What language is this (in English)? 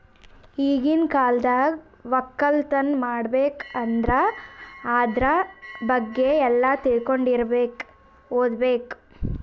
Kannada